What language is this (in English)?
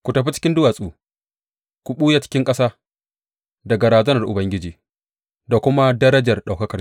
Hausa